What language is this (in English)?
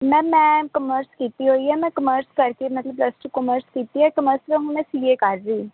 Punjabi